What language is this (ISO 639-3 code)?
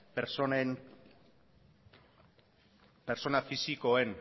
eus